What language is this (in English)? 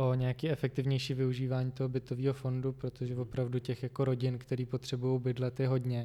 Czech